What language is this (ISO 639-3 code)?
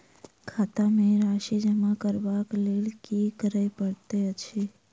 mai